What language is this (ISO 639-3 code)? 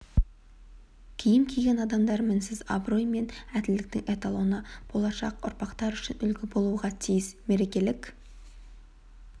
kaz